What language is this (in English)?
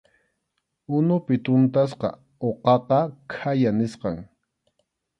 Arequipa-La Unión Quechua